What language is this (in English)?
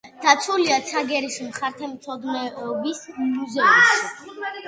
Georgian